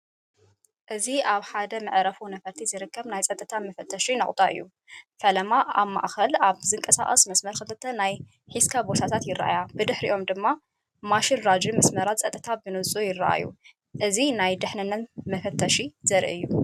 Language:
Tigrinya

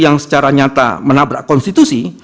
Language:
Indonesian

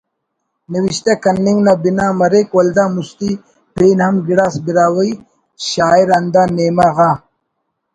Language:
Brahui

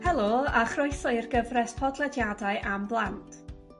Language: Welsh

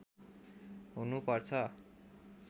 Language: Nepali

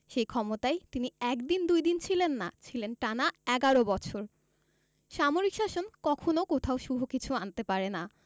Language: Bangla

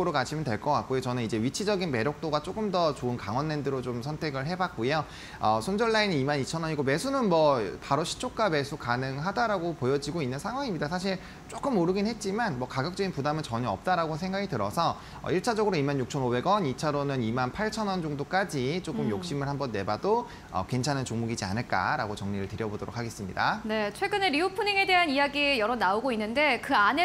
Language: Korean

